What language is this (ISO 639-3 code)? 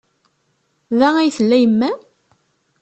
kab